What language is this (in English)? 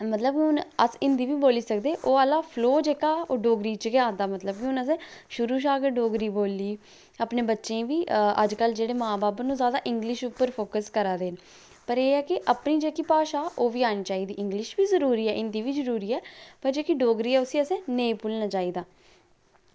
Dogri